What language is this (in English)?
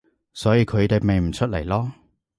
Cantonese